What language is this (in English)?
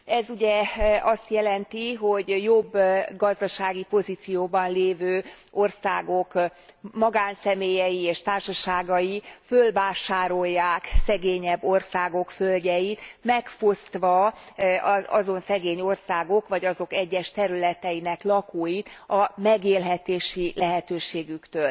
Hungarian